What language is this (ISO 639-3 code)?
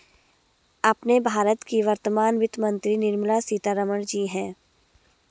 hin